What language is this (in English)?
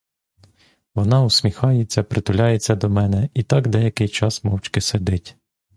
Ukrainian